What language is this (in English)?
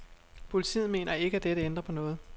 Danish